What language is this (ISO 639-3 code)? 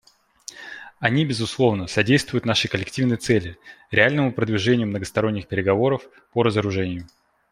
rus